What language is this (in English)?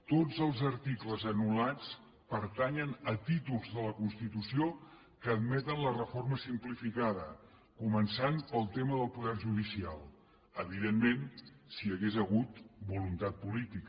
Catalan